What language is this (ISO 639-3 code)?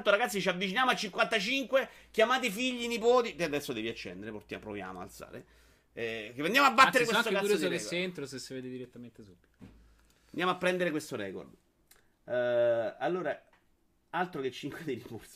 ita